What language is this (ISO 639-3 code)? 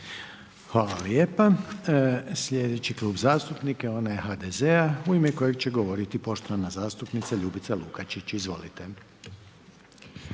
hrv